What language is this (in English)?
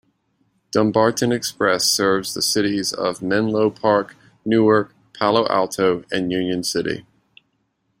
English